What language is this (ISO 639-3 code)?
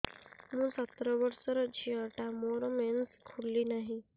ori